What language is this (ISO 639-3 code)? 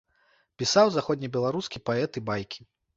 bel